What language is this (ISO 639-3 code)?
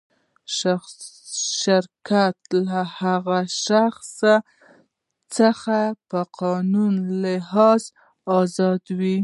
pus